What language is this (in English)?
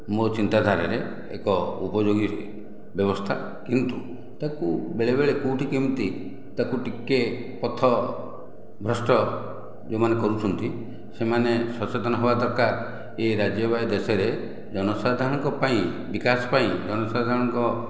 Odia